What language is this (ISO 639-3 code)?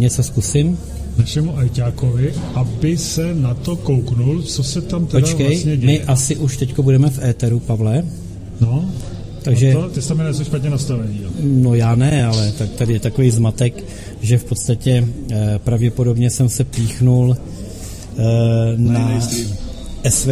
ces